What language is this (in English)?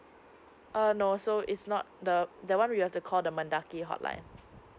English